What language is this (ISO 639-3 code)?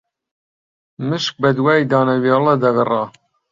ckb